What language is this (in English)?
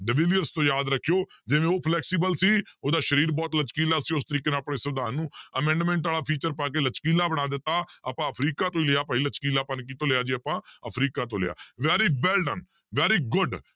Punjabi